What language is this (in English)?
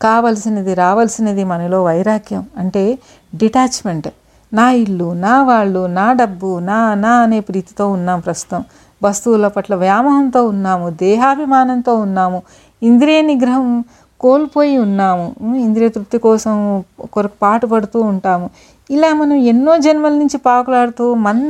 Telugu